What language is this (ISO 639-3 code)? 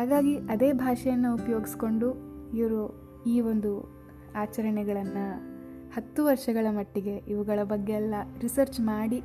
kan